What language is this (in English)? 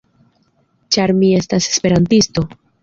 Esperanto